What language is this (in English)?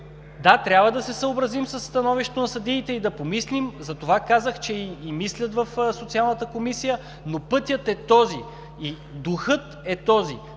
Bulgarian